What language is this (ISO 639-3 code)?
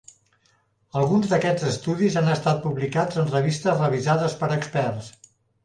cat